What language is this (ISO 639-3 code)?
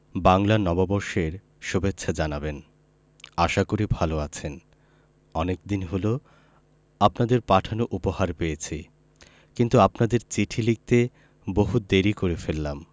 ben